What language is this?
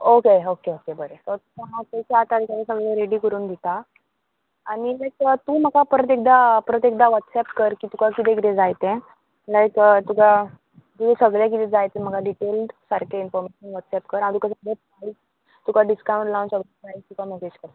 Konkani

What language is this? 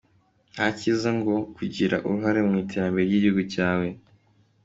Kinyarwanda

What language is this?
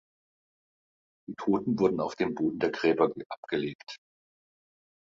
German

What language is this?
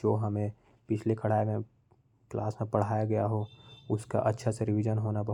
Korwa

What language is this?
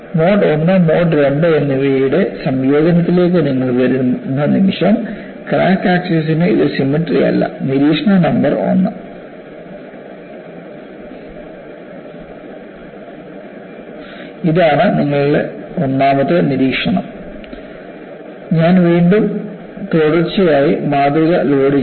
Malayalam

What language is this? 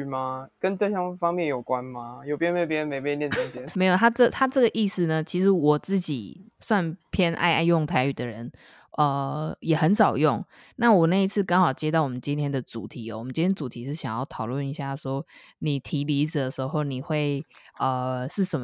Chinese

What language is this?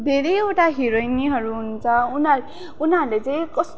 Nepali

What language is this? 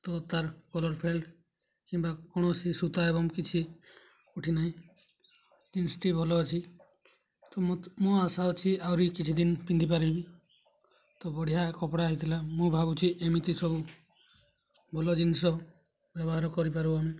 Odia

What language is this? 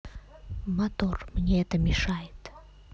Russian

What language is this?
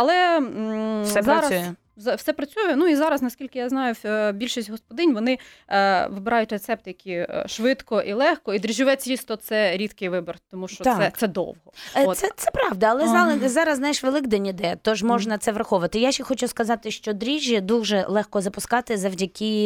Ukrainian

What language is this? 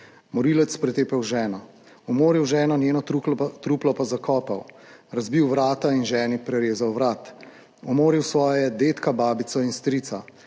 Slovenian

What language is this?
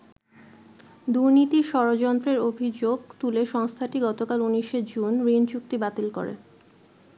Bangla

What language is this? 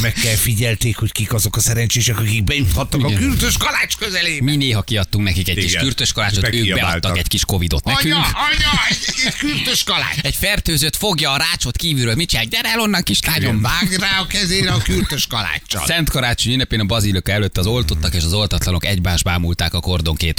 Hungarian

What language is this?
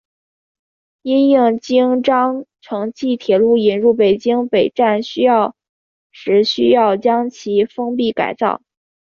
Chinese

